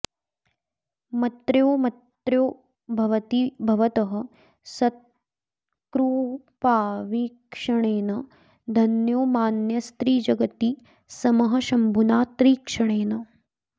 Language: Sanskrit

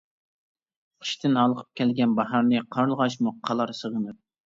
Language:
Uyghur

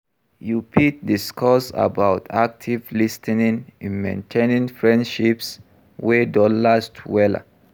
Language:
Nigerian Pidgin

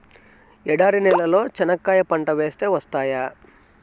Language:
Telugu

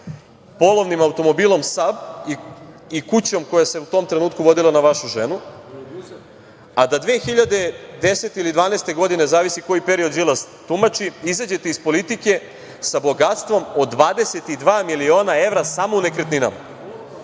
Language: Serbian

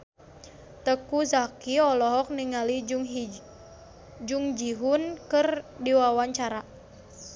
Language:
Sundanese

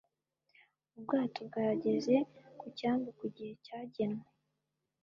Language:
Kinyarwanda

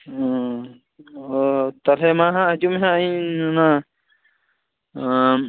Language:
Santali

